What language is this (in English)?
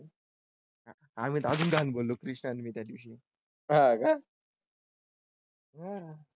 Marathi